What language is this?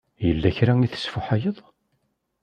Kabyle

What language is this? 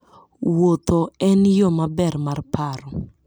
Luo (Kenya and Tanzania)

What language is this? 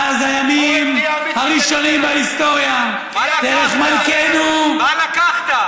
Hebrew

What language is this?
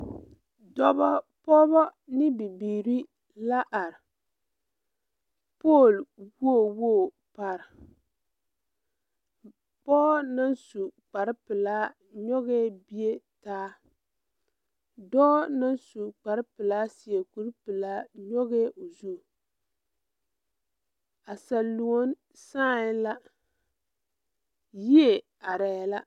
Southern Dagaare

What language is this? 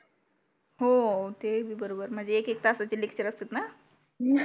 Marathi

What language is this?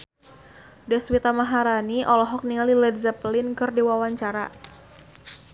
Sundanese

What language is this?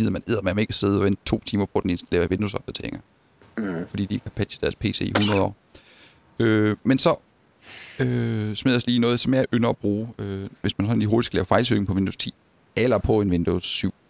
Danish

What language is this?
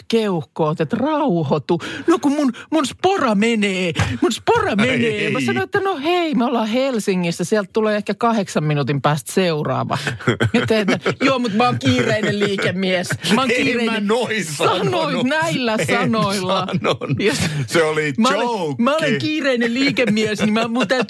Finnish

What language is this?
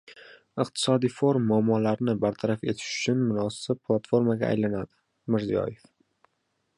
Uzbek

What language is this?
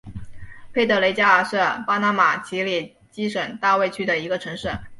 Chinese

